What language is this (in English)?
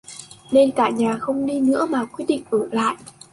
Vietnamese